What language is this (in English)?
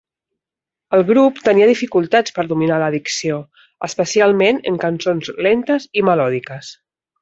Catalan